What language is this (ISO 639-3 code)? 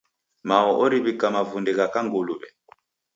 dav